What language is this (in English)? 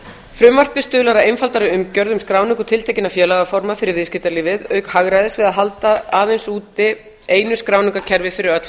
Icelandic